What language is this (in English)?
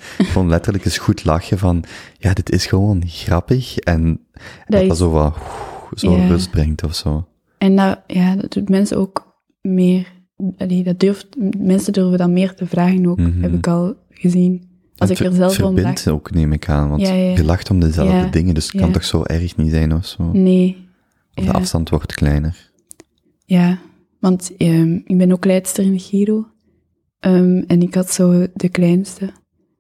Dutch